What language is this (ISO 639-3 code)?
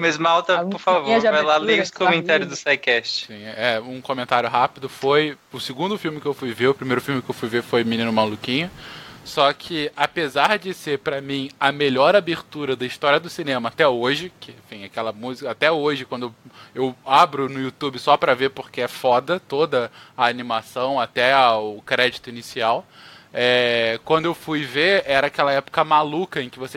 por